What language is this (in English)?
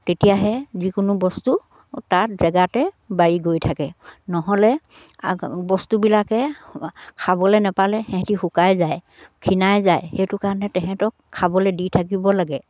Assamese